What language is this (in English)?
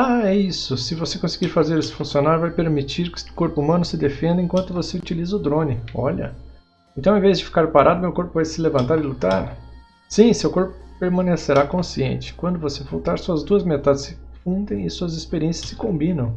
Portuguese